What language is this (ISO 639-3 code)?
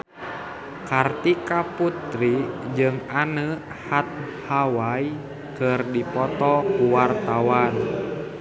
sun